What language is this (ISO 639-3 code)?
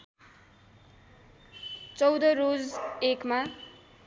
nep